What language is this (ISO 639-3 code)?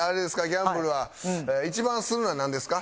jpn